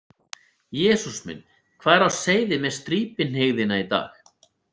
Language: Icelandic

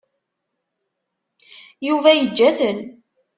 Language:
Kabyle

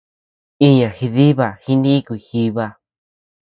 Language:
Tepeuxila Cuicatec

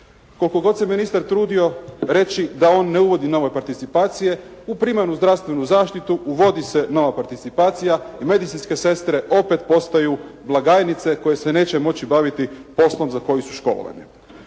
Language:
Croatian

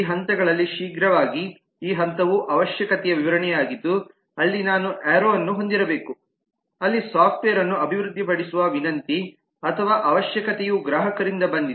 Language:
Kannada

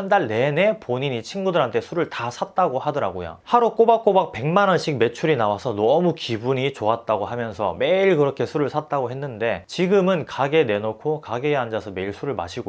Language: Korean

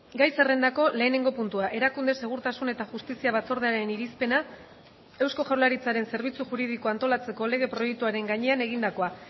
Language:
Basque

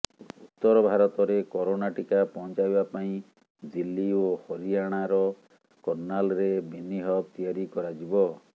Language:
Odia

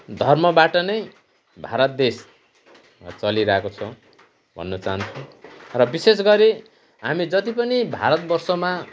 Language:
Nepali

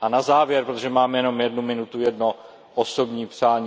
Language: Czech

